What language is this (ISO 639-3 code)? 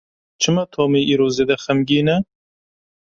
kur